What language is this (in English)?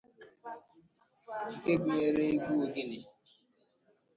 Igbo